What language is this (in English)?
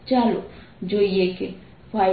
Gujarati